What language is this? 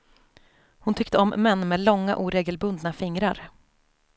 Swedish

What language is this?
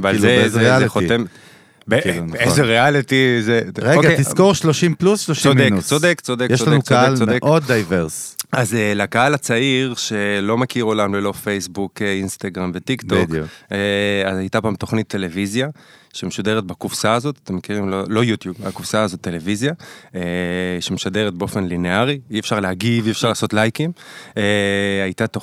Hebrew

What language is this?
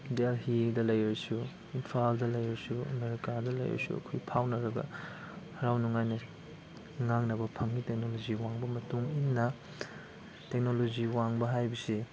Manipuri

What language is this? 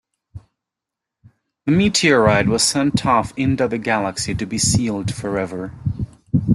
English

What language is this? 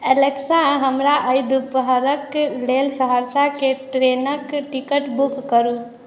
Maithili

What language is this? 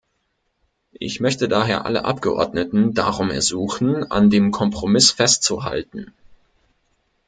German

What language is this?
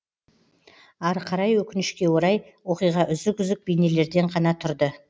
Kazakh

